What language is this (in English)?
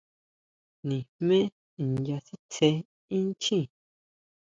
Huautla Mazatec